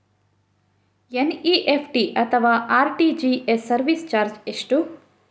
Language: Kannada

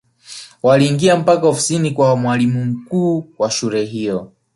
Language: Swahili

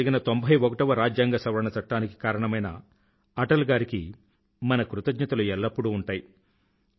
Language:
Telugu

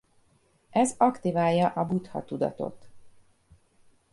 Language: Hungarian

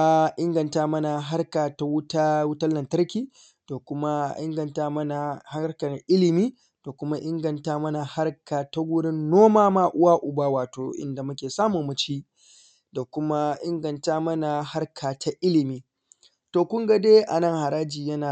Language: Hausa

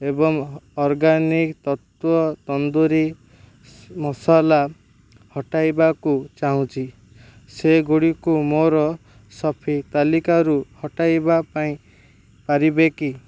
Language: Odia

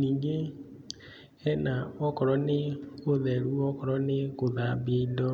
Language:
Kikuyu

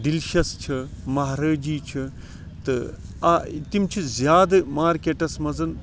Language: Kashmiri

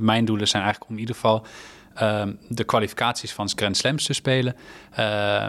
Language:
Dutch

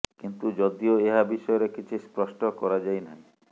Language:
Odia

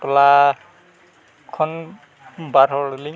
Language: Santali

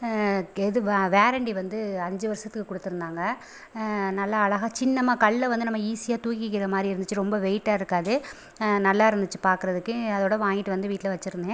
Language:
Tamil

